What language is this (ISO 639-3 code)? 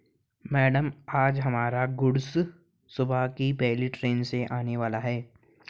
hin